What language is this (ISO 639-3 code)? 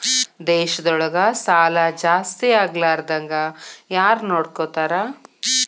kan